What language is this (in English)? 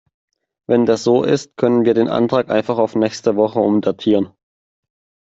German